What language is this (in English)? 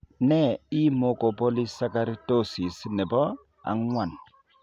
Kalenjin